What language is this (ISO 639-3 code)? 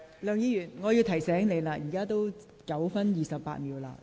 yue